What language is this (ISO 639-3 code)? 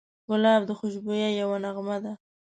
pus